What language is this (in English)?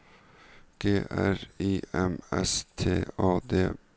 Norwegian